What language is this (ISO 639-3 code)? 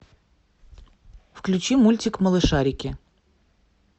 rus